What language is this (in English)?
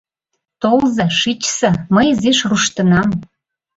Mari